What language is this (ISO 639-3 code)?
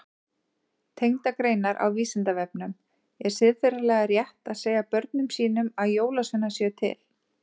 isl